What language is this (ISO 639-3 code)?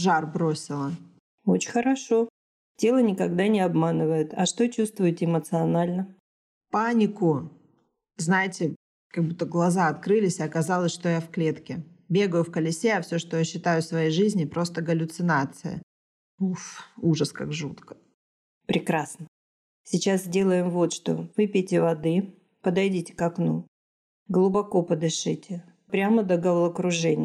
rus